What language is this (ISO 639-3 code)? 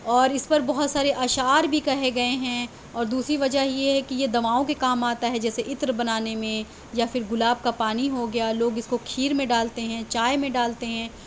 urd